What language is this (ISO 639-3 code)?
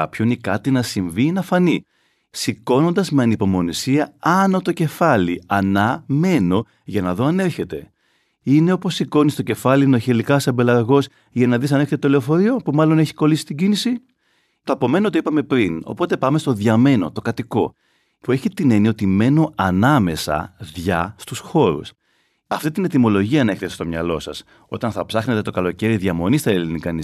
ell